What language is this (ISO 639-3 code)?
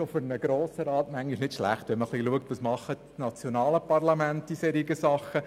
gsw